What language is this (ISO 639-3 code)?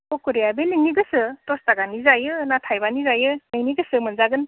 brx